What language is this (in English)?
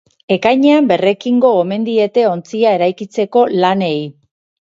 Basque